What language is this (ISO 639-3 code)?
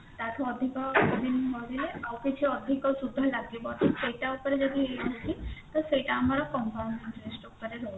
ori